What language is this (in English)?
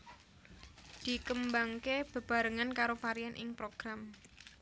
Javanese